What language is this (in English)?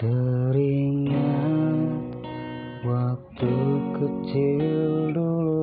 Indonesian